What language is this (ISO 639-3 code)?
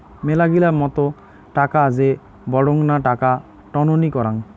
ben